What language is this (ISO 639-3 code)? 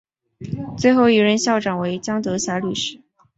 zho